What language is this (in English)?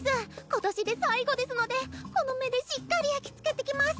Japanese